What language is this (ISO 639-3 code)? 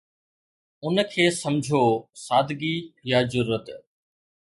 snd